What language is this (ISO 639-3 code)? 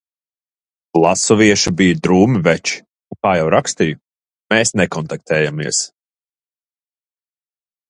lav